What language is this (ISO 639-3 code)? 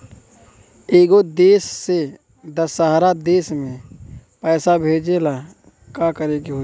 bho